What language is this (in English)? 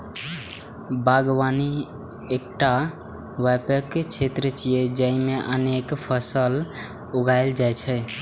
Maithili